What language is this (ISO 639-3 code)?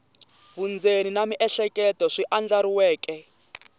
tso